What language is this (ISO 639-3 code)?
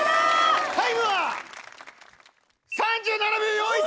jpn